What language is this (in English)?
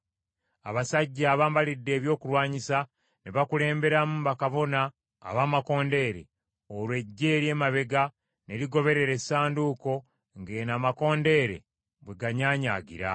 Ganda